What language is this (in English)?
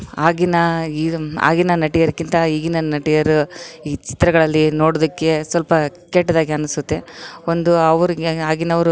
Kannada